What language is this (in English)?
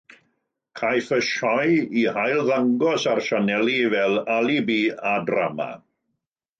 Welsh